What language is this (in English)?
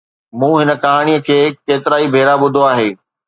Sindhi